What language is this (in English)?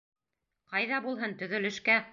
Bashkir